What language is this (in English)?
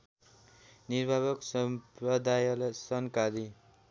Nepali